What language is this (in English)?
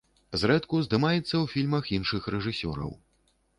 Belarusian